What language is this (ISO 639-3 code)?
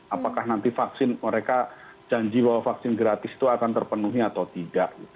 ind